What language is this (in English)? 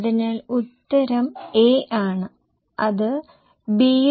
Malayalam